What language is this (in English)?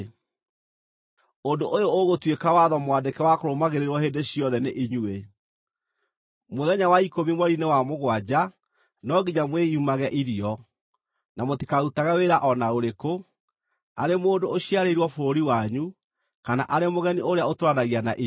Kikuyu